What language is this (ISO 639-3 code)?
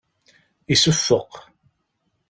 kab